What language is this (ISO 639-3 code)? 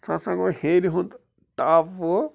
kas